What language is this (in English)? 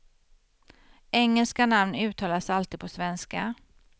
Swedish